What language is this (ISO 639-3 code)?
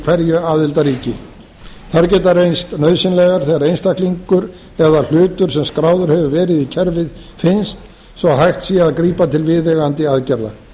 isl